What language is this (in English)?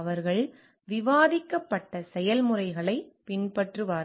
Tamil